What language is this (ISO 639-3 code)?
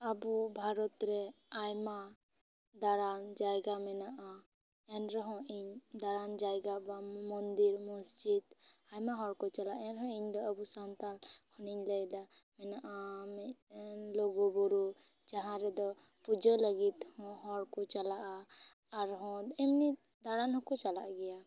sat